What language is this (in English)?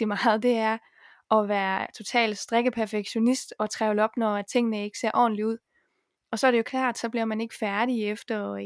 Danish